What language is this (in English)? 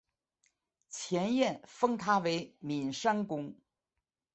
Chinese